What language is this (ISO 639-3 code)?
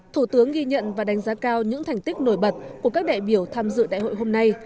vie